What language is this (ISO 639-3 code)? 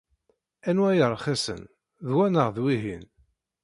kab